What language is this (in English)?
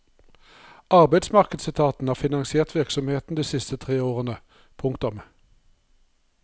Norwegian